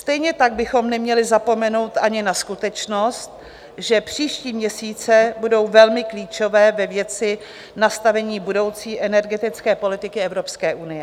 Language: Czech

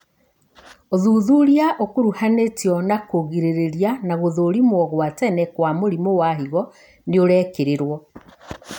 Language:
Kikuyu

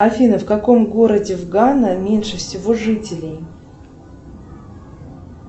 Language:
Russian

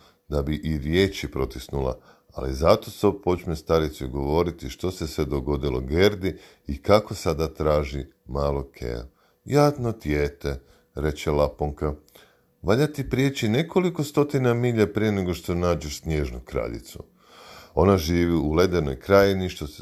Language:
Croatian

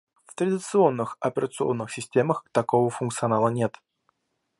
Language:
Russian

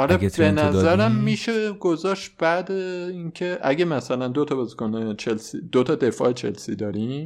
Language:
Persian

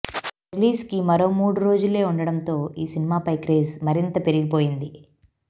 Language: Telugu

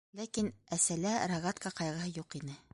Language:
Bashkir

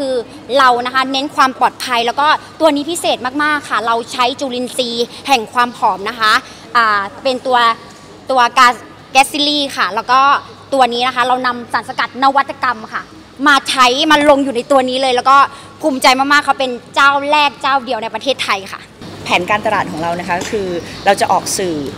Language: Thai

